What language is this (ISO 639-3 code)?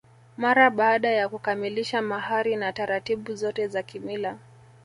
swa